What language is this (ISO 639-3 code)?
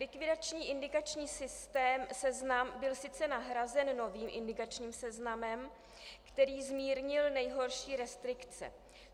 ces